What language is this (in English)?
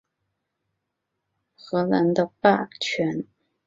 Chinese